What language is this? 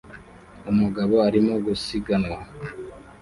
Kinyarwanda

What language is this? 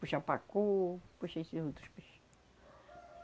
Portuguese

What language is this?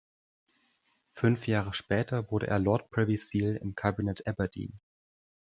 German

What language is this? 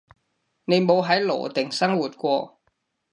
Cantonese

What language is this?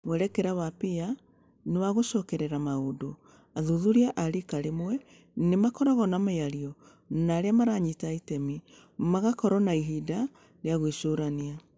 Kikuyu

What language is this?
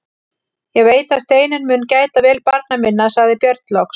Icelandic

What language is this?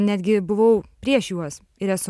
Lithuanian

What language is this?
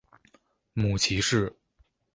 Chinese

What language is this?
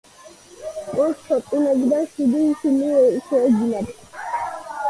Georgian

